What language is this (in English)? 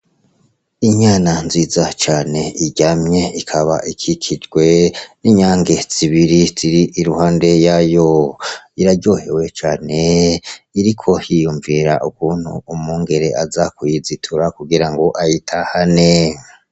Rundi